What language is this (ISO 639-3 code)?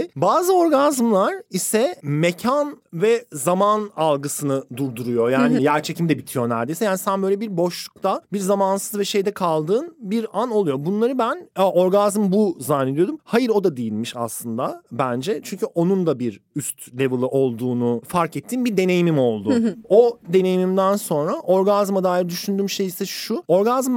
tur